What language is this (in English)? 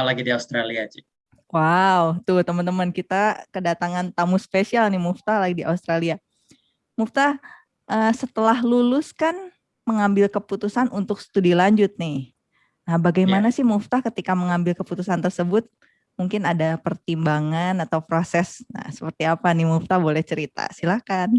Indonesian